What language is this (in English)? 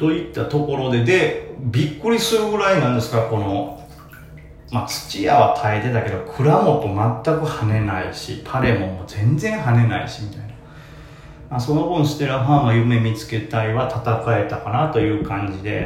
Japanese